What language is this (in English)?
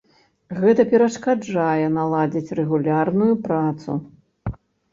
Belarusian